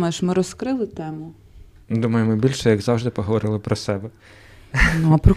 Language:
Ukrainian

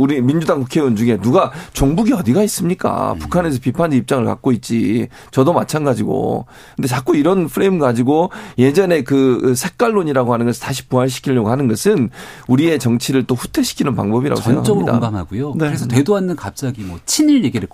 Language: Korean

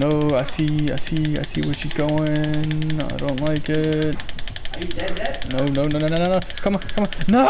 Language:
English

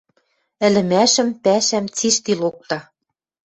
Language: Western Mari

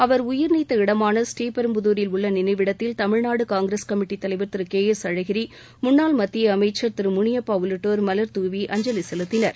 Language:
Tamil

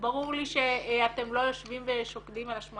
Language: Hebrew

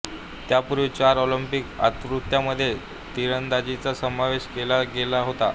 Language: Marathi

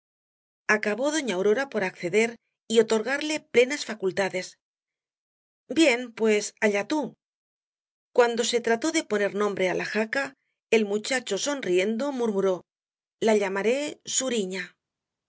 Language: Spanish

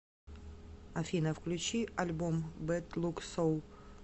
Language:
Russian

